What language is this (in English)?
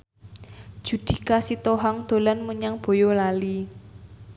Javanese